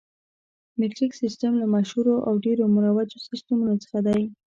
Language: Pashto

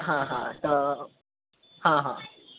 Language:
Marathi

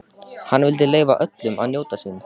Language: Icelandic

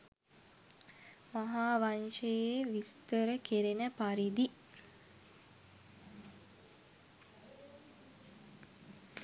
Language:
Sinhala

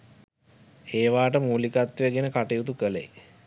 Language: Sinhala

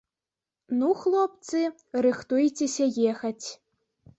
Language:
Belarusian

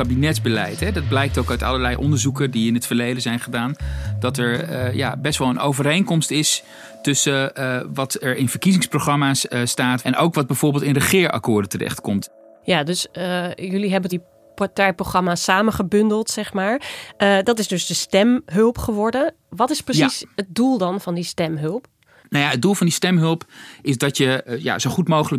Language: Dutch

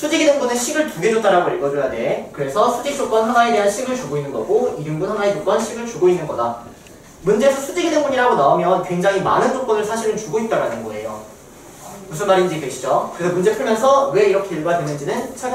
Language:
Korean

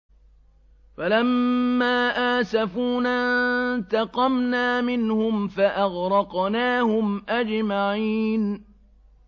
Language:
Arabic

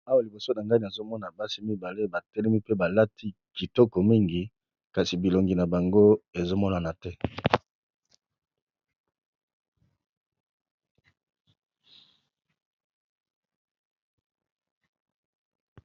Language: Lingala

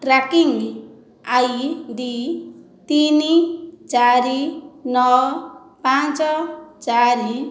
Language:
Odia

